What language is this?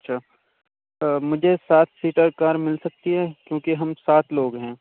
Urdu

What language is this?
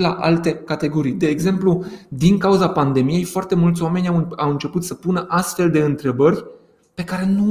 Romanian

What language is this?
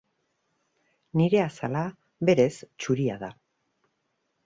Basque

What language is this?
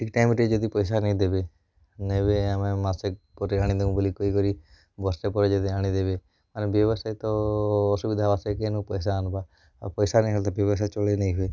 Odia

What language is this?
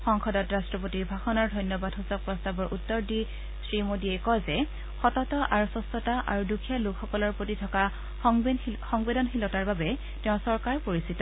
Assamese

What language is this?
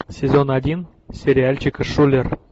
Russian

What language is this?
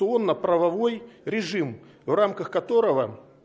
Russian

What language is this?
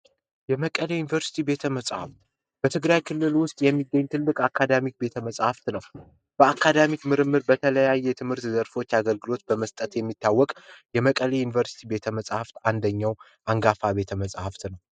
Amharic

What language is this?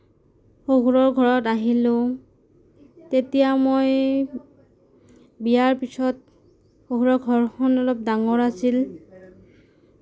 Assamese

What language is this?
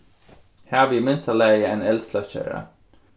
Faroese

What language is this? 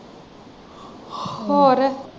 Punjabi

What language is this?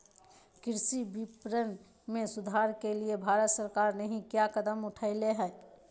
Magahi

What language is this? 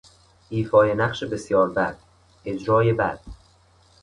Persian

